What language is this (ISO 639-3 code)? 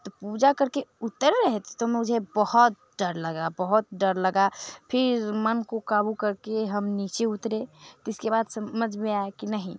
hin